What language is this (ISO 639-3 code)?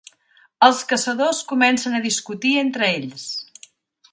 cat